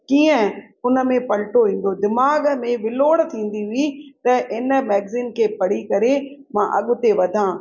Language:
Sindhi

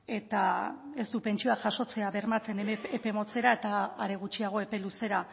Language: Basque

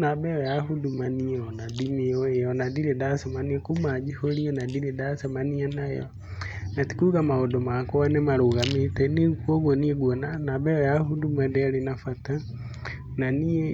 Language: Kikuyu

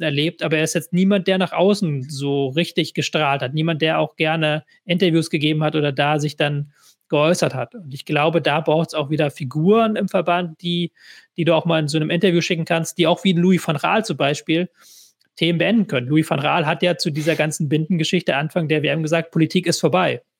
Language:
German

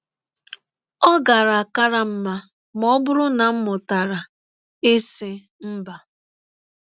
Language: Igbo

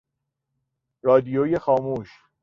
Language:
Persian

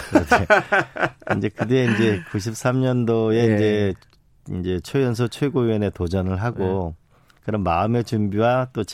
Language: Korean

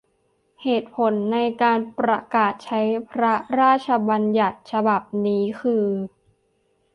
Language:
Thai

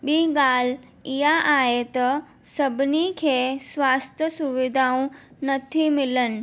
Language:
Sindhi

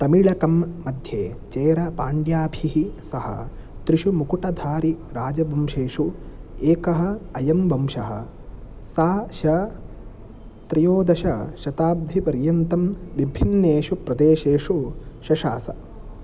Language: Sanskrit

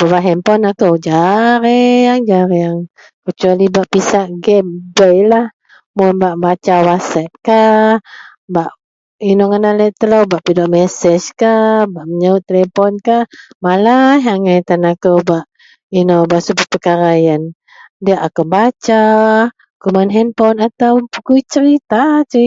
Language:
Central Melanau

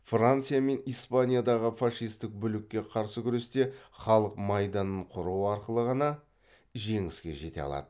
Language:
Kazakh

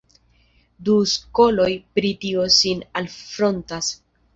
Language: Esperanto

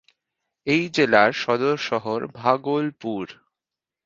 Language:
Bangla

